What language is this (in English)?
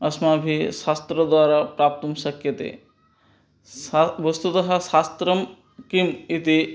Sanskrit